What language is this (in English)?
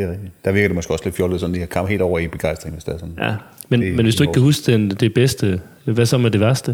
Danish